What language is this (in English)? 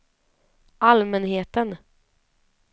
Swedish